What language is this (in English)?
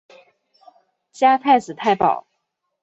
Chinese